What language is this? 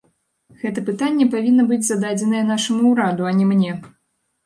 Belarusian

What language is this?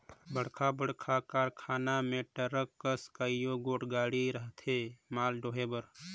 Chhattisgarhi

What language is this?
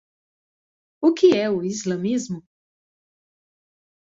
Portuguese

